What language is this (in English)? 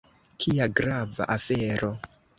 Esperanto